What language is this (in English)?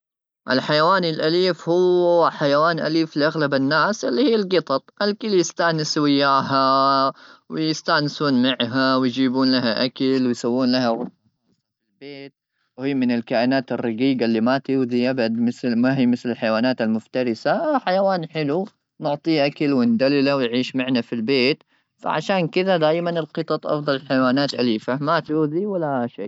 Gulf Arabic